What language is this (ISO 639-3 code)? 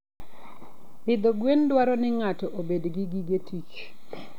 luo